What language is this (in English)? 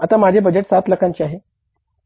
Marathi